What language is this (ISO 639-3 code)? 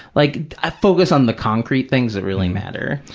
eng